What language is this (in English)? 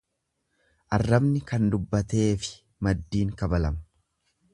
Oromo